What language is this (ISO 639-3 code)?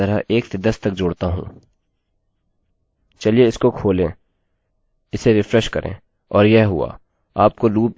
hin